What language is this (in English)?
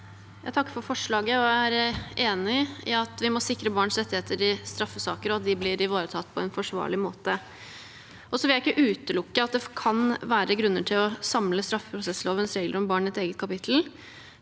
Norwegian